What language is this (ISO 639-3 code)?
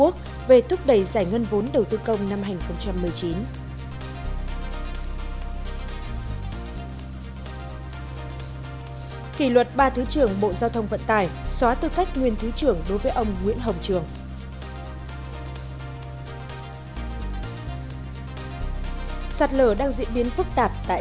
vie